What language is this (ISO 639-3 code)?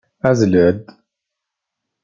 kab